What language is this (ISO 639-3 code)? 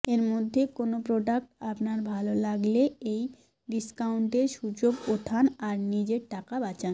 ben